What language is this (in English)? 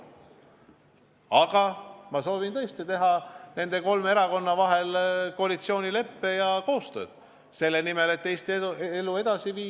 Estonian